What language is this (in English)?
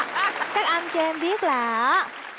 Vietnamese